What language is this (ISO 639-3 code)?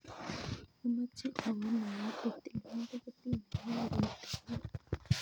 kln